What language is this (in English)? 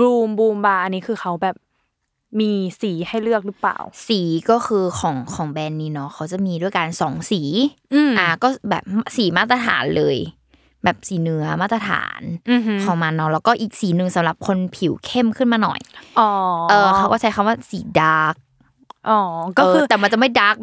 Thai